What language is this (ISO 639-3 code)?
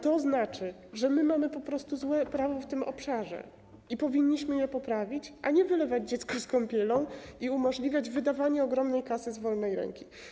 pol